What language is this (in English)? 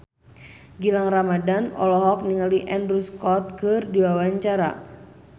Sundanese